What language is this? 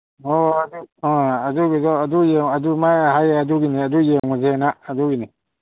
Manipuri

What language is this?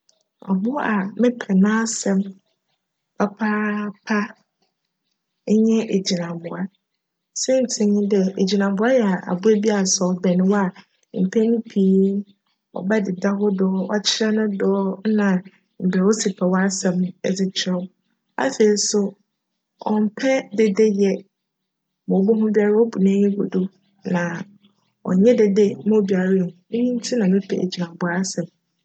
Akan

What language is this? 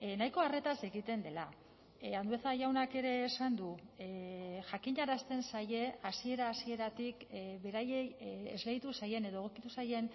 Basque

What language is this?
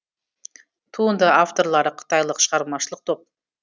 Kazakh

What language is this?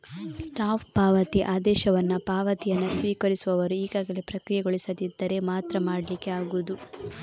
Kannada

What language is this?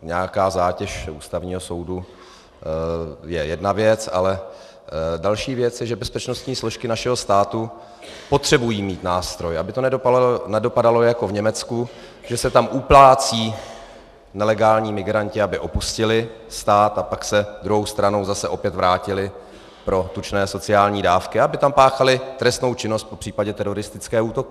Czech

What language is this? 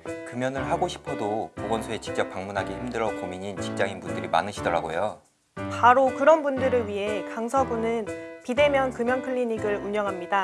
Korean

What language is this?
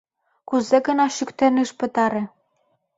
Mari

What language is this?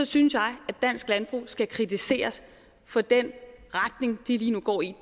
Danish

